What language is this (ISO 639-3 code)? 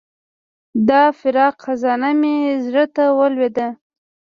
pus